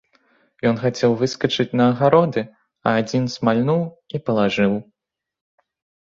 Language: Belarusian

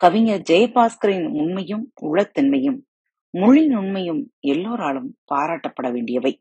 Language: Tamil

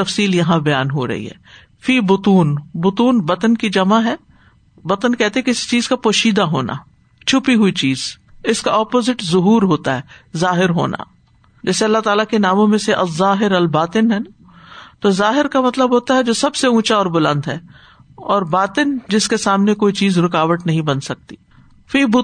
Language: Urdu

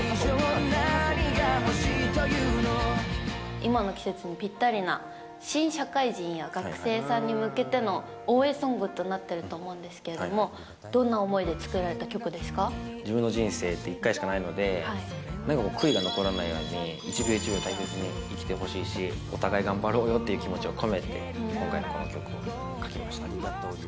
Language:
Japanese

